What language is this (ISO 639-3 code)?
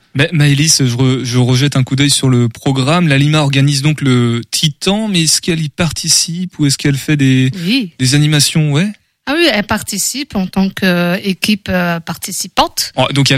fra